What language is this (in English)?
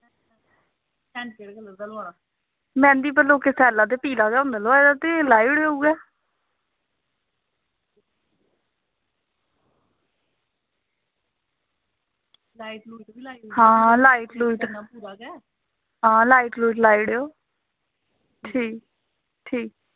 Dogri